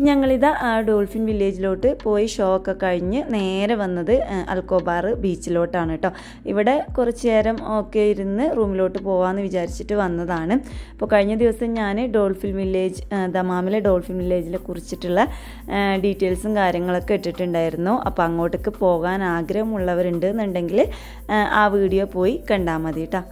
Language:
Malayalam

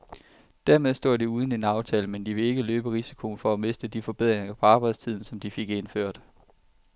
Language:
Danish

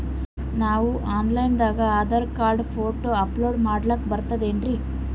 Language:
Kannada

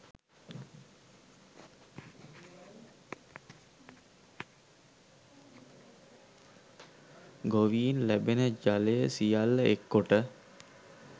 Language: Sinhala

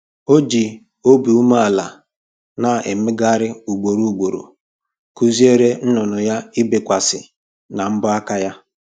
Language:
Igbo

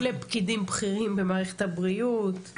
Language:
Hebrew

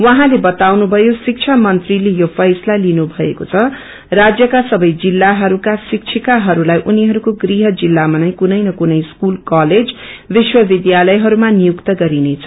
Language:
Nepali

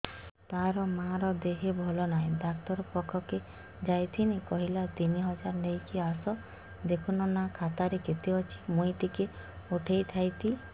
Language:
Odia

